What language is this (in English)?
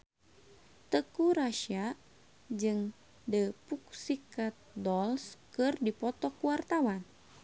Sundanese